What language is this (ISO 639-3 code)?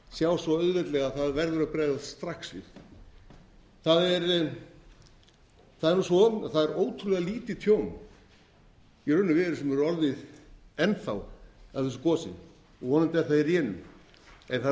isl